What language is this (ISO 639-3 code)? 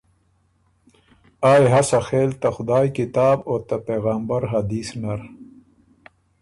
oru